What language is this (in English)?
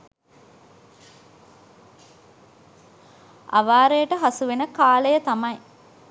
Sinhala